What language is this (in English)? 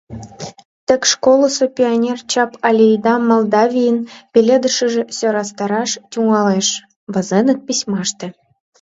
Mari